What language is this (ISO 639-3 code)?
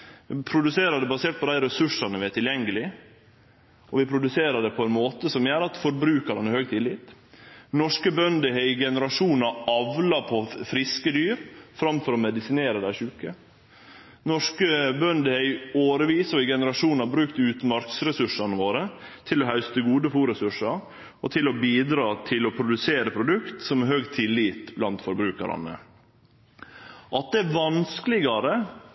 nno